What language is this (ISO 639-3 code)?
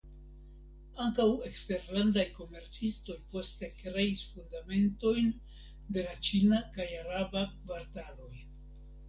epo